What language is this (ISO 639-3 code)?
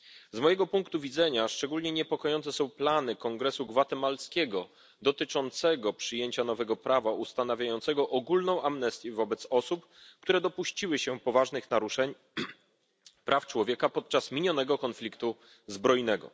pol